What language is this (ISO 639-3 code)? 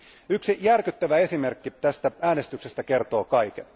fin